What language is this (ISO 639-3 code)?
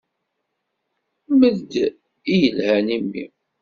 kab